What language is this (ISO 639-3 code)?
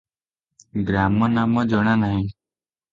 ori